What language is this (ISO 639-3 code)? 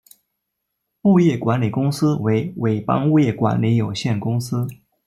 zho